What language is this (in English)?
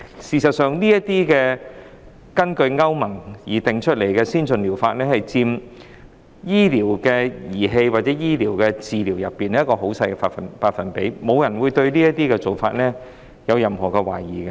Cantonese